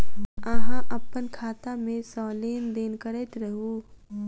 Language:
Maithili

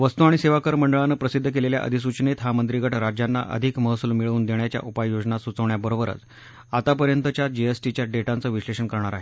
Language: Marathi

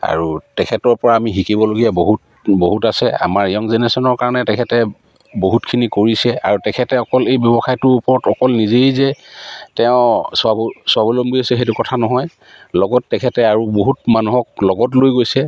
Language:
Assamese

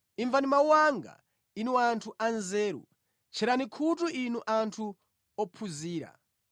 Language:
Nyanja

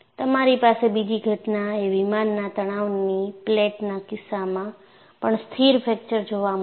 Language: Gujarati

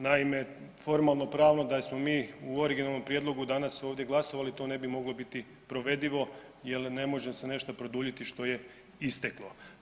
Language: Croatian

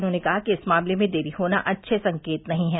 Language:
Hindi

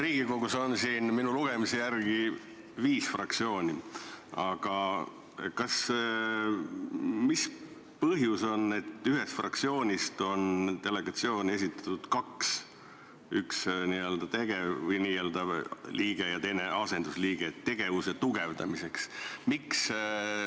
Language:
Estonian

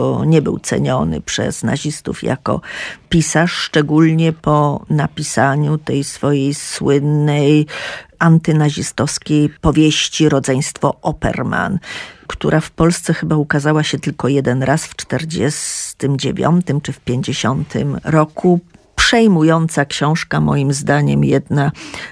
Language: Polish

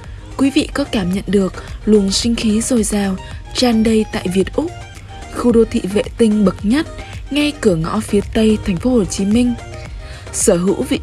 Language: Vietnamese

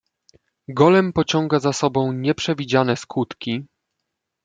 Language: Polish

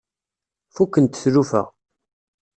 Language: Kabyle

